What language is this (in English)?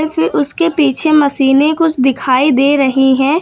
Hindi